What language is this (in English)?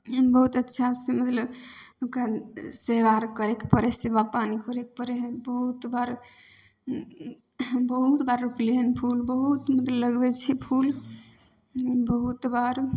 Maithili